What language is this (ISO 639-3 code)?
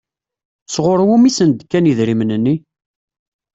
kab